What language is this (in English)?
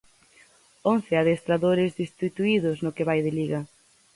Galician